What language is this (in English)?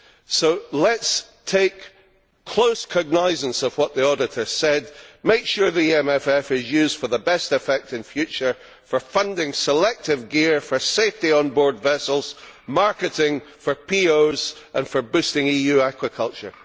English